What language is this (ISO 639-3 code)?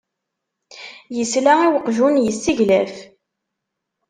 kab